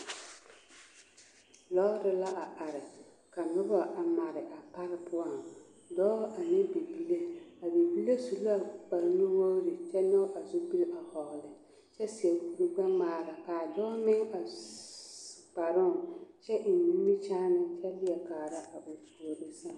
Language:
Southern Dagaare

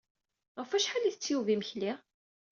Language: Kabyle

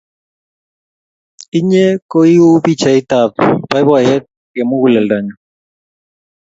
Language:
Kalenjin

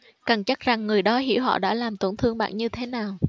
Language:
Vietnamese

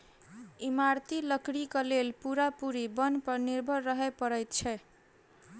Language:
Maithili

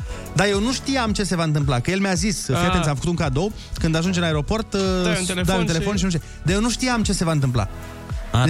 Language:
Romanian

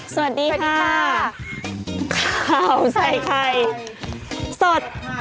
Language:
Thai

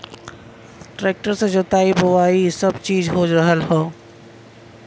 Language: Bhojpuri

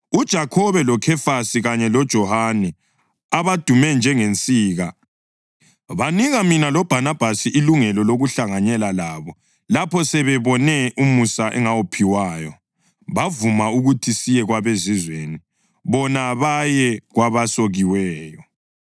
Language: North Ndebele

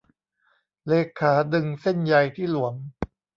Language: Thai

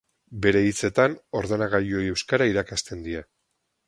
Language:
Basque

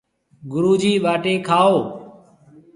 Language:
Marwari (Pakistan)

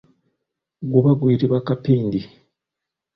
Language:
Ganda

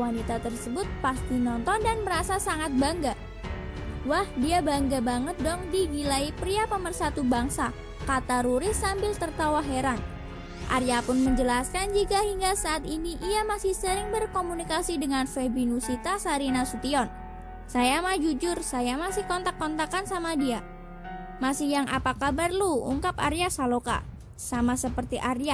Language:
Indonesian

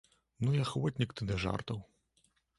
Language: Belarusian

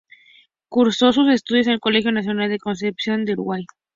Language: Spanish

